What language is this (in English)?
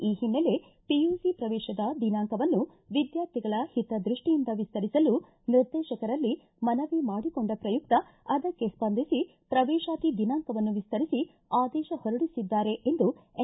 Kannada